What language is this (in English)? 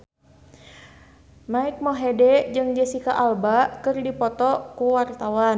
Sundanese